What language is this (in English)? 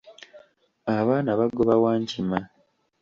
Ganda